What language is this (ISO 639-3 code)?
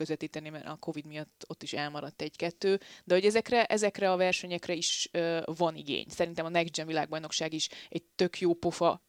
hun